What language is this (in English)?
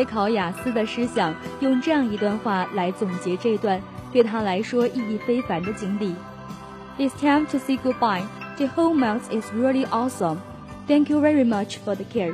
Chinese